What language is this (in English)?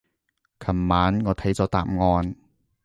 Cantonese